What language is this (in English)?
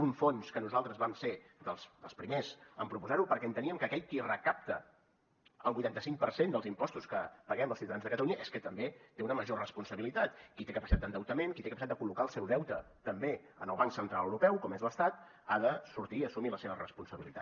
Catalan